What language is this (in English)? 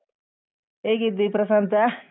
Kannada